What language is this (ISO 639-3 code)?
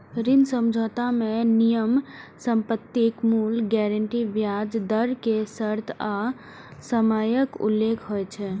mai